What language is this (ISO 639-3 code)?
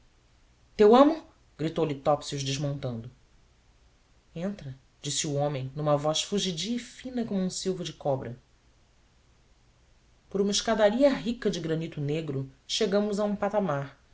por